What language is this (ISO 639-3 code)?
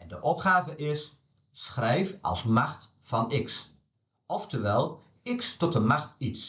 nld